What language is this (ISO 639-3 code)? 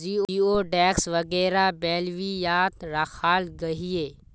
mag